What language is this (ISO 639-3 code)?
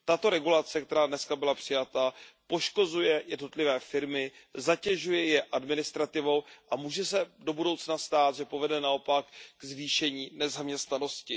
ces